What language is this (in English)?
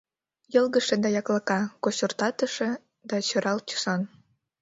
Mari